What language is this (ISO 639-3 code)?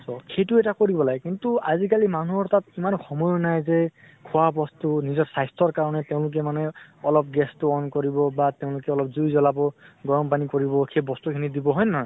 asm